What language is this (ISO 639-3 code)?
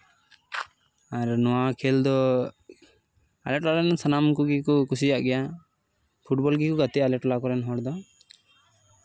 sat